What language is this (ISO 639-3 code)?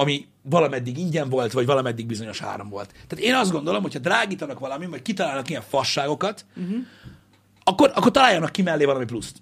hun